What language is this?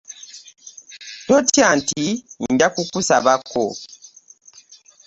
Ganda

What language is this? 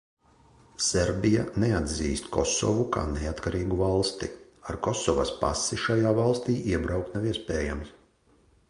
Latvian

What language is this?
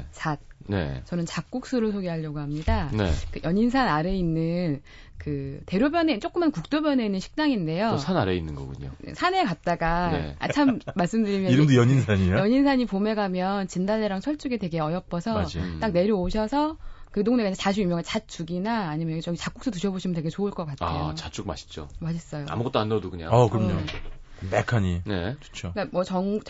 Korean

